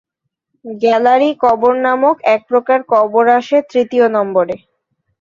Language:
Bangla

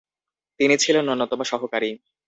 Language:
Bangla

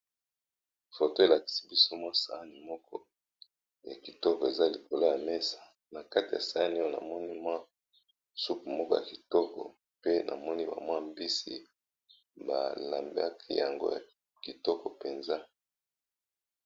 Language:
Lingala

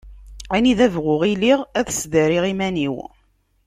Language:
Kabyle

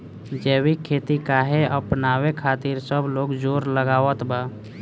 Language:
Bhojpuri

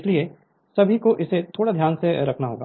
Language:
Hindi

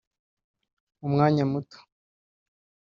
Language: Kinyarwanda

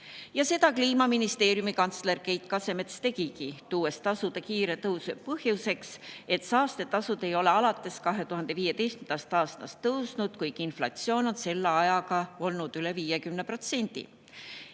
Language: Estonian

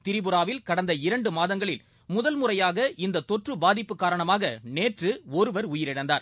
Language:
Tamil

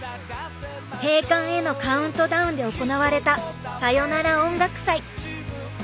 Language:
Japanese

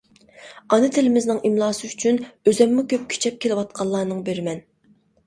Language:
Uyghur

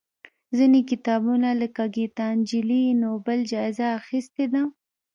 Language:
Pashto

